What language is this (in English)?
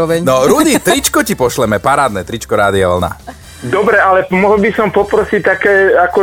Slovak